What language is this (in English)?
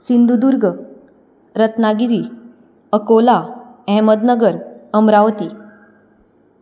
Konkani